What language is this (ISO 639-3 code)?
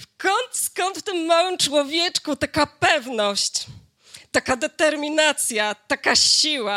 pol